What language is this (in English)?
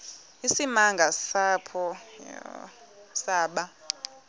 Xhosa